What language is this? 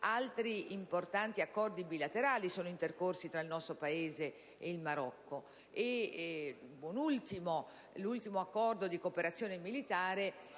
Italian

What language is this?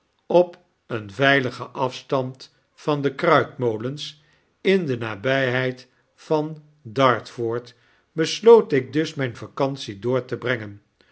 Dutch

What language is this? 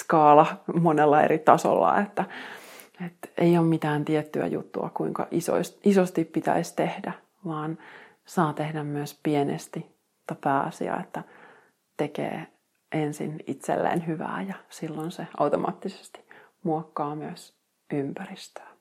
Finnish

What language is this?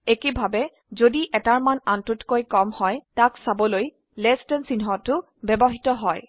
Assamese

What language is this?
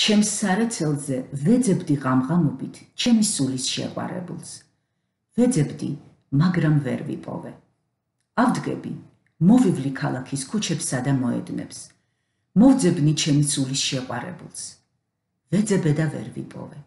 Turkish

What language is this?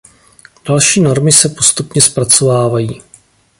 Czech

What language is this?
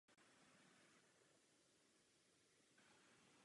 Czech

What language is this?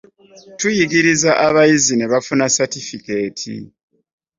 Ganda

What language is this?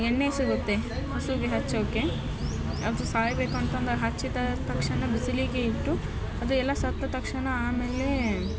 Kannada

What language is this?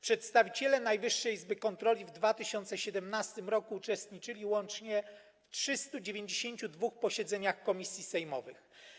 Polish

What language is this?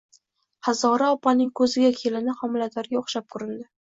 Uzbek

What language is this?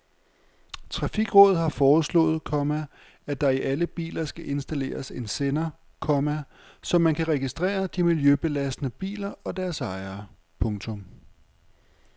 Danish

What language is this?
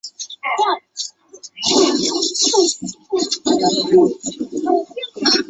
Chinese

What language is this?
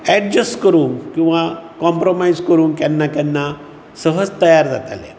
Konkani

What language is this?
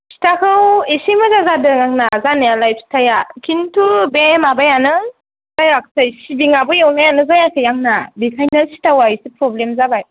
Bodo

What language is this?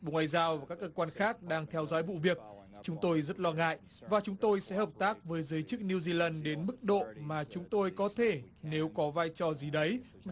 Vietnamese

